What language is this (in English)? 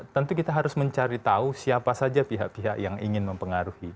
Indonesian